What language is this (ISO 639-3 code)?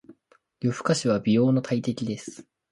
jpn